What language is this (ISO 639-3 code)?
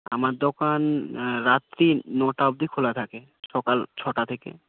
ben